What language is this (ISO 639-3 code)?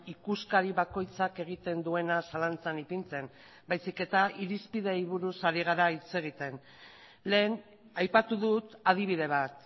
eus